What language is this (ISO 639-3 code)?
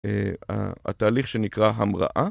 heb